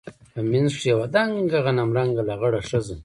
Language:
Pashto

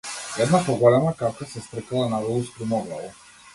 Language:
Macedonian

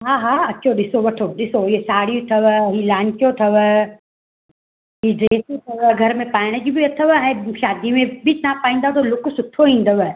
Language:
Sindhi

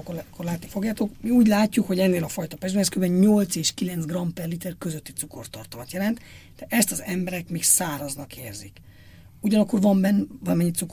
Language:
Hungarian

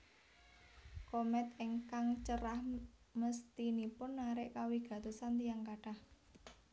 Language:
Javanese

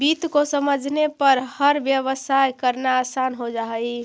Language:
Magahi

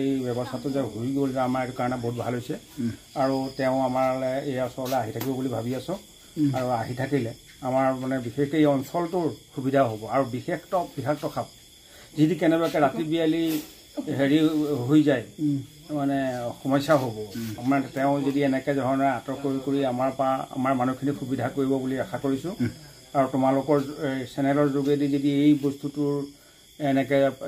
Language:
Bangla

